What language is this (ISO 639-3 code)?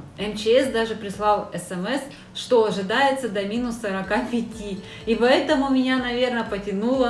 rus